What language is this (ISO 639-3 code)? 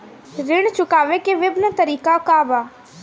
bho